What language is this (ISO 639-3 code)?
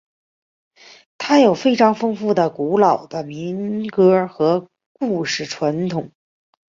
zho